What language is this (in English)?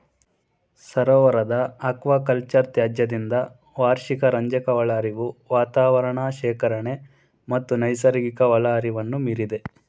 Kannada